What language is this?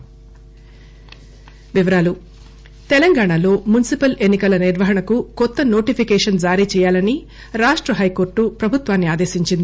Telugu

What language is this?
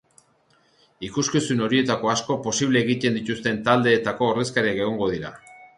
Basque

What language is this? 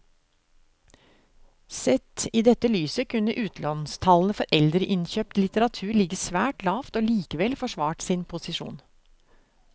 Norwegian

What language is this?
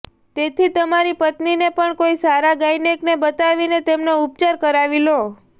Gujarati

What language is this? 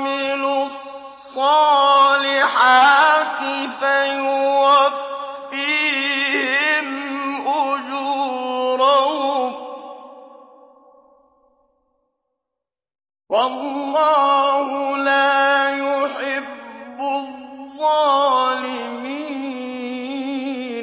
Arabic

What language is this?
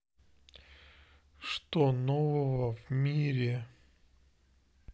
Russian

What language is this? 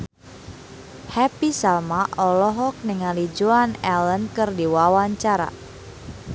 Sundanese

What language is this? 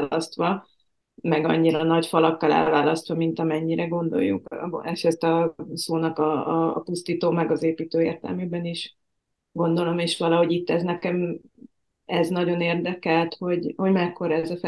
Hungarian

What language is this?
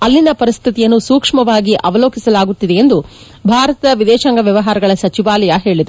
Kannada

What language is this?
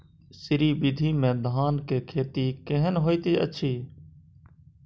Maithili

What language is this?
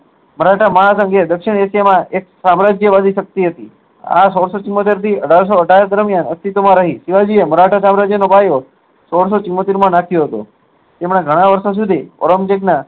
Gujarati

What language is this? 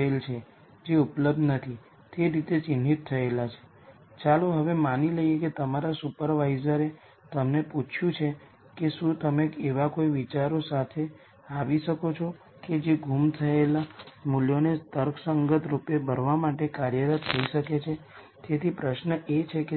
Gujarati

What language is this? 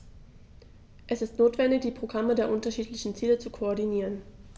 German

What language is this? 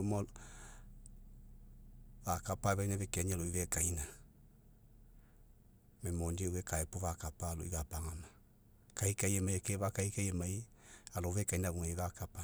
Mekeo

